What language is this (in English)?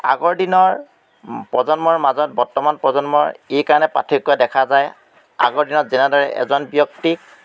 Assamese